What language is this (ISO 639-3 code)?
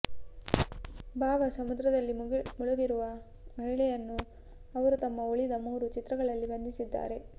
kan